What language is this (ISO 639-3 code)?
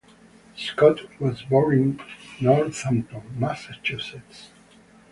eng